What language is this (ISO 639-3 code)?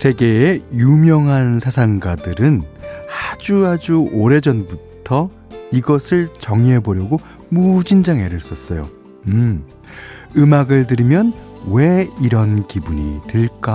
kor